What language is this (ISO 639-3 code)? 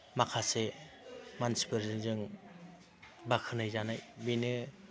brx